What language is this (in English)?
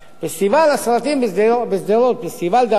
Hebrew